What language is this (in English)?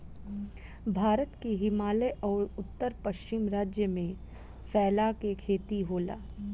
Bhojpuri